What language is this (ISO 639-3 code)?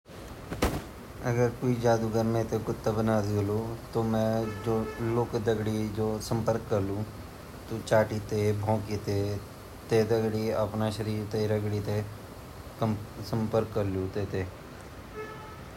gbm